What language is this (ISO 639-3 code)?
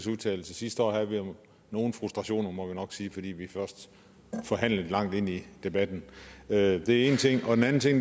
dan